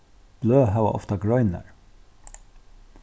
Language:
Faroese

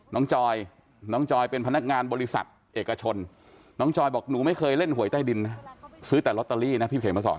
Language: Thai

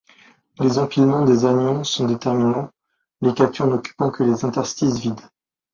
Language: French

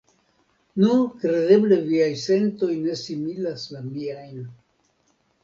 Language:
Esperanto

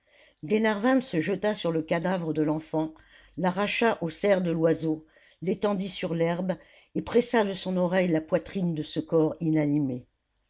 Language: French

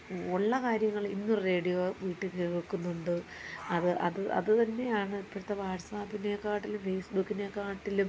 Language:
Malayalam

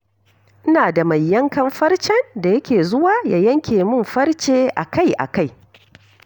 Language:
Hausa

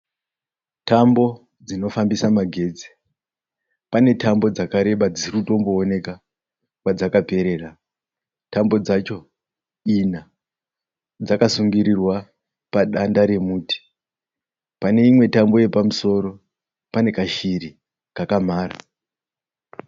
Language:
Shona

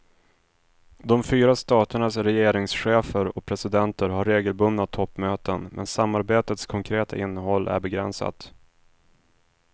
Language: Swedish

